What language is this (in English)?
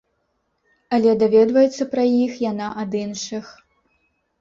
Belarusian